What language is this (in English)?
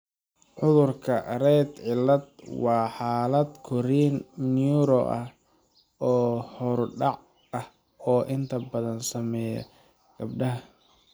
Somali